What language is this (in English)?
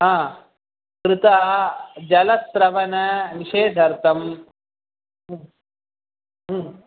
Sanskrit